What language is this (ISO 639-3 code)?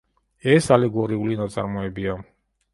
kat